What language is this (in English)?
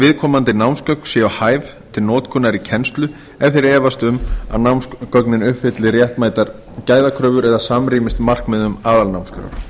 Icelandic